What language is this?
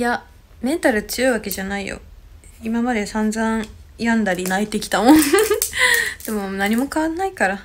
Japanese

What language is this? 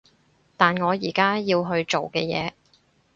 Cantonese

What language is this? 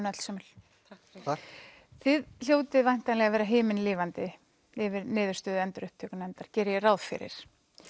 Icelandic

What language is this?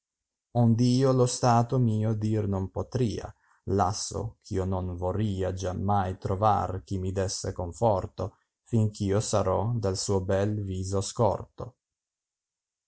Italian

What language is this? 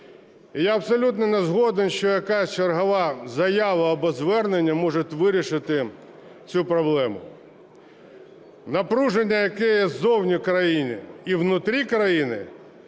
Ukrainian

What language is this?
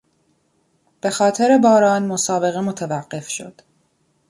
Persian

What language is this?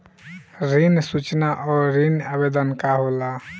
Bhojpuri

